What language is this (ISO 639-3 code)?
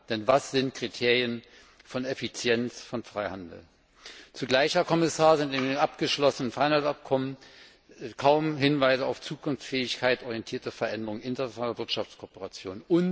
deu